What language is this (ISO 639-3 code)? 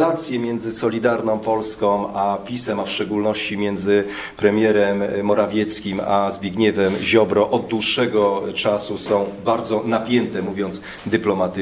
pol